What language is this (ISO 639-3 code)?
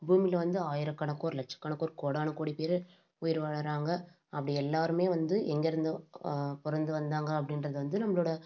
tam